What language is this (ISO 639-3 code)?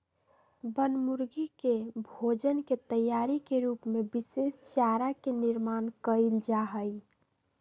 mag